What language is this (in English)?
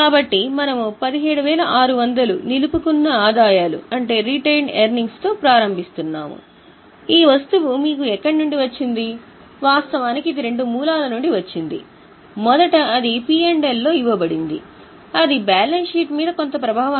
Telugu